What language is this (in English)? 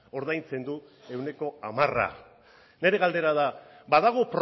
Basque